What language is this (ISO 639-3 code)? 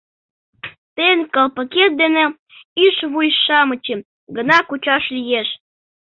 chm